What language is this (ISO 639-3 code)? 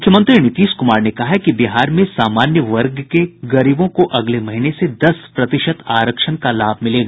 hin